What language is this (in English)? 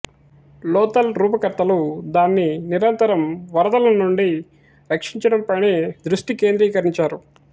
Telugu